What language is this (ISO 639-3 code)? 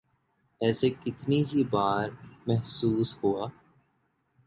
urd